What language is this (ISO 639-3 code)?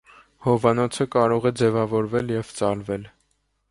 hye